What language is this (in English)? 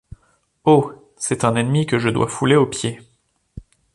French